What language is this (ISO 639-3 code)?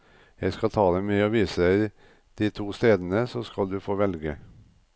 nor